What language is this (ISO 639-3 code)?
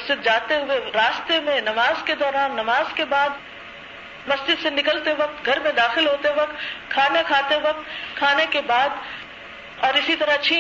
urd